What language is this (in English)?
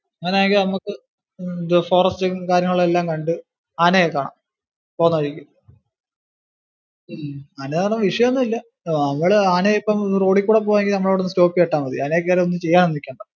Malayalam